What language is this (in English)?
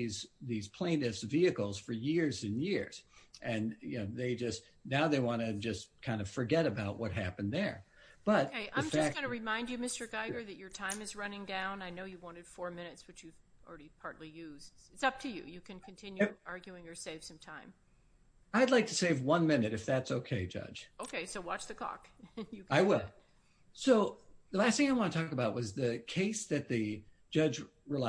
English